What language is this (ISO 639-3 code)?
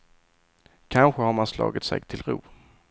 swe